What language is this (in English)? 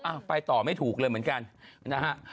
Thai